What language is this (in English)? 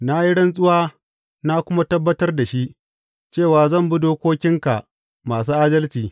Hausa